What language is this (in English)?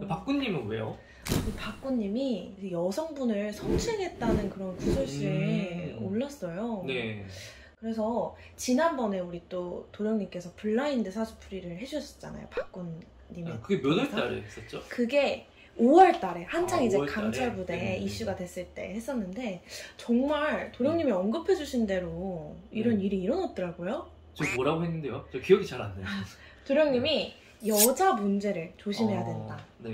Korean